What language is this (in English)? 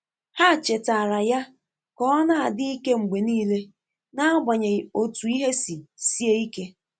Igbo